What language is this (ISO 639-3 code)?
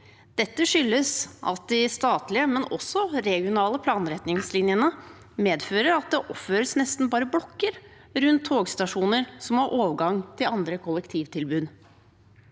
nor